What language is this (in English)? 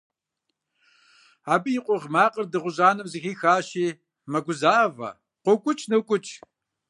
Kabardian